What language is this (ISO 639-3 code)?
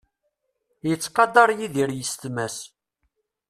kab